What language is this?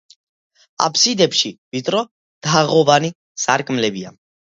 Georgian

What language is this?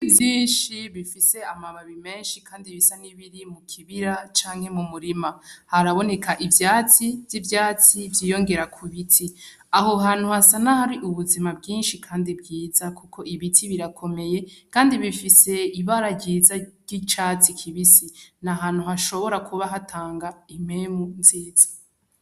Rundi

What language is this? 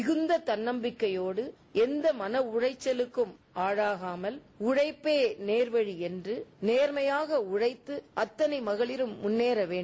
Tamil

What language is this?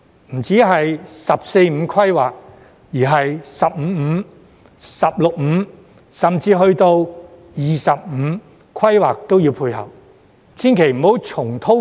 Cantonese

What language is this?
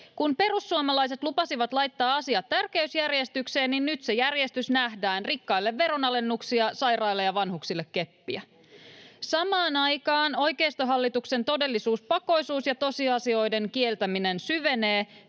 Finnish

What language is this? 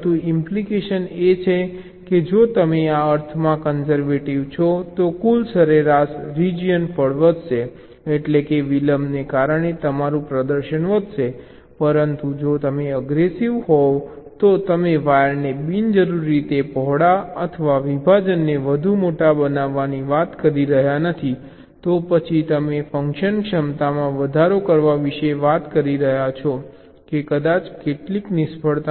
Gujarati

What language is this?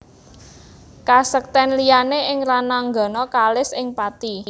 Javanese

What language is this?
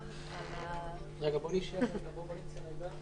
Hebrew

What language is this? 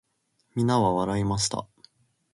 Japanese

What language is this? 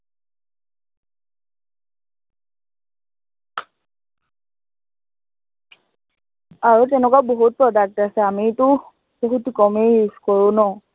Assamese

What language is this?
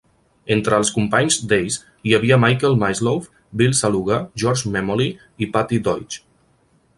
Catalan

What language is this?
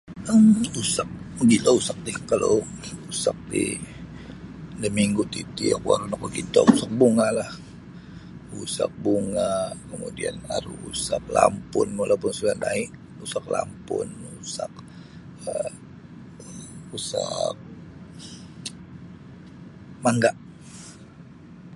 Sabah Bisaya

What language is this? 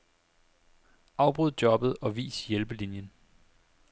Danish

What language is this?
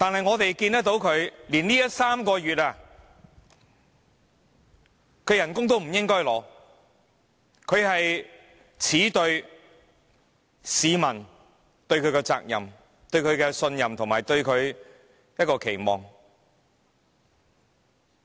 Cantonese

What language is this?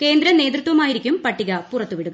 Malayalam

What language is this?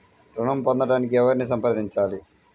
Telugu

